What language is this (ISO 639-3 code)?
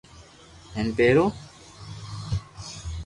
lrk